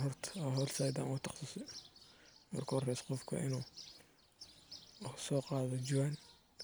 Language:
Somali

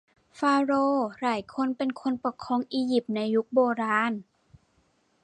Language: Thai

